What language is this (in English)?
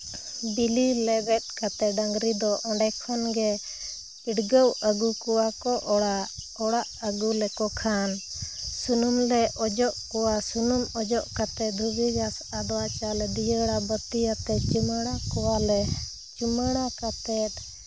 Santali